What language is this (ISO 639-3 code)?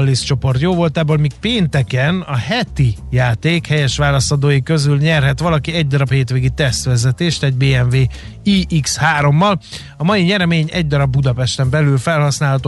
hun